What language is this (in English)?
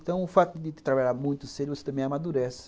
Portuguese